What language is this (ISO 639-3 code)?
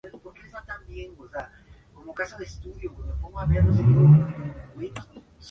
spa